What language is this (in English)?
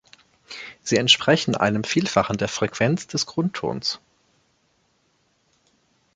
German